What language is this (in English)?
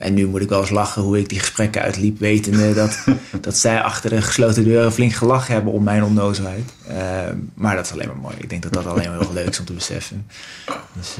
Dutch